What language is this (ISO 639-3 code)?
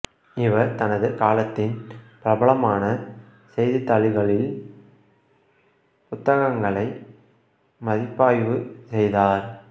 tam